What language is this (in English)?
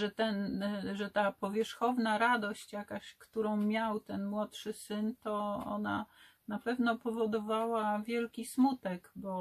Polish